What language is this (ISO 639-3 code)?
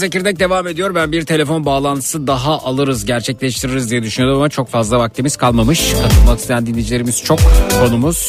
tur